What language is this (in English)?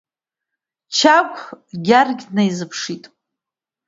Abkhazian